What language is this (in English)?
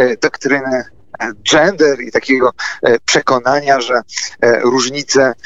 Polish